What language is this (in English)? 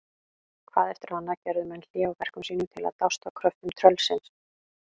Icelandic